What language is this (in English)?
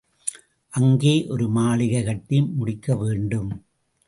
Tamil